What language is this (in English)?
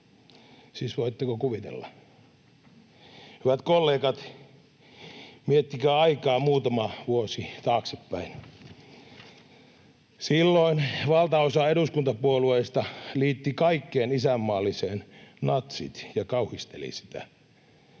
Finnish